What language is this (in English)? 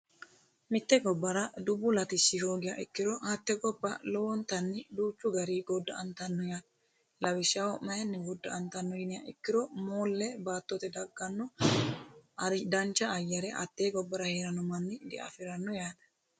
Sidamo